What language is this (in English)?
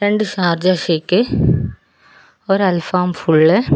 Malayalam